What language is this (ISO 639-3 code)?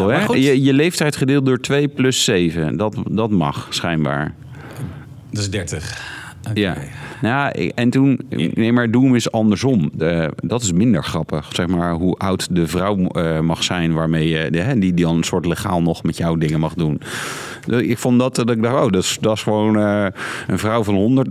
nld